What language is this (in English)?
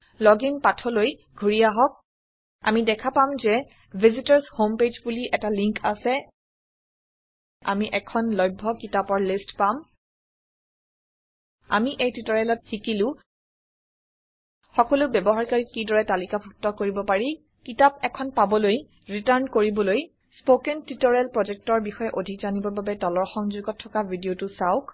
Assamese